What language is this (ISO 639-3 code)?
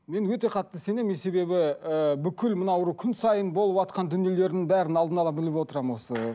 kaz